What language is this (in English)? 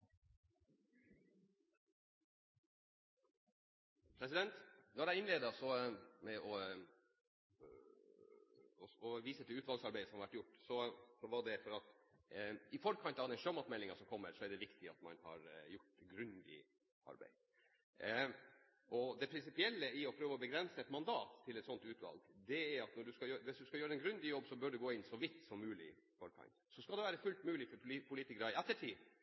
Norwegian Bokmål